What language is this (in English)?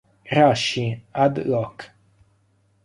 Italian